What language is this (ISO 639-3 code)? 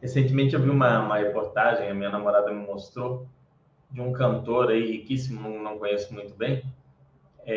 por